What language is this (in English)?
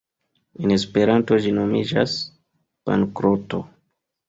Esperanto